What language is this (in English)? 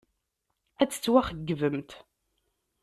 Kabyle